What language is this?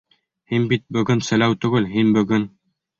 Bashkir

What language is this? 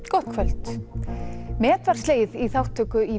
Icelandic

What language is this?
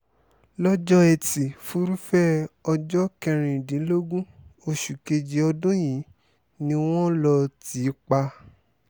Yoruba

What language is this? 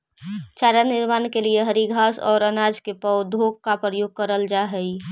Magahi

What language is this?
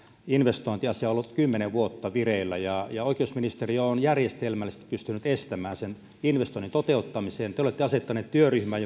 Finnish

